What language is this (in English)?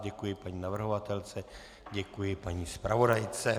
Czech